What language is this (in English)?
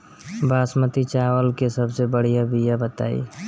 Bhojpuri